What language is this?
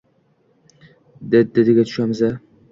Uzbek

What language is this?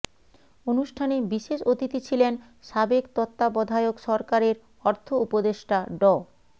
Bangla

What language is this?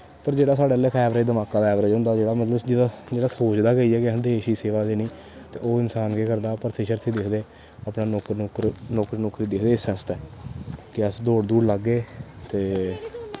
Dogri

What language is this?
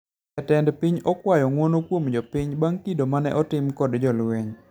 Luo (Kenya and Tanzania)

